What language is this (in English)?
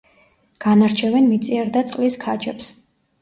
Georgian